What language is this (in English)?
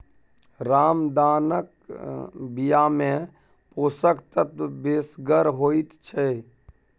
Maithili